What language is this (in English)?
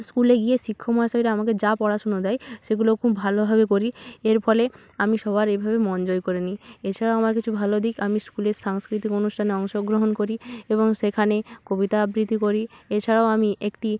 Bangla